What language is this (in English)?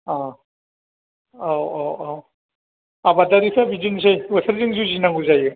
Bodo